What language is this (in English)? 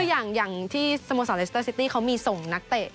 Thai